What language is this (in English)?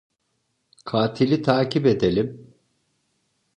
Turkish